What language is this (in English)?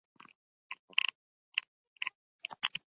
Uzbek